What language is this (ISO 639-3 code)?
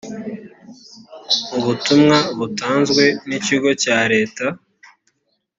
kin